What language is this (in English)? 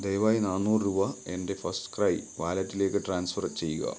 Malayalam